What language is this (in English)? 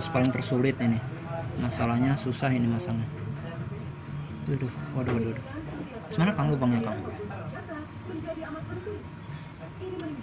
Indonesian